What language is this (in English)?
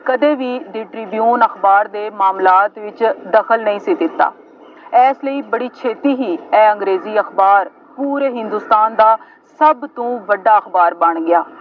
Punjabi